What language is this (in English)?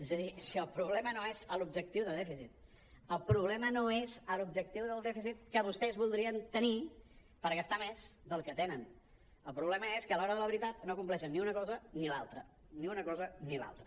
Catalan